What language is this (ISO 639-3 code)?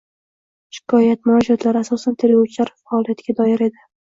uzb